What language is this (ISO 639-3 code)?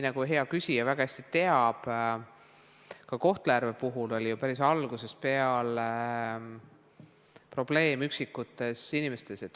est